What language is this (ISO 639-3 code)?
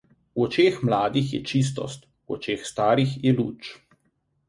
slv